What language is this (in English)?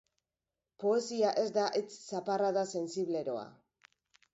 Basque